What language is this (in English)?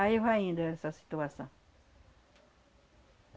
Portuguese